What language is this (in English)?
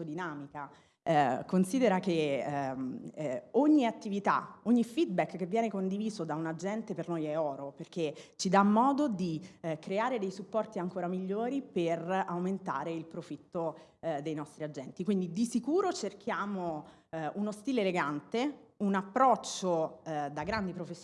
Italian